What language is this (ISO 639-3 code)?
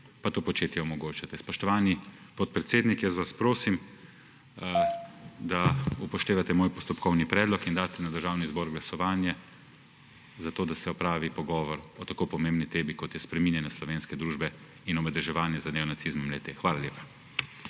slv